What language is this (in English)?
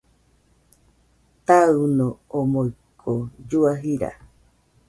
Nüpode Huitoto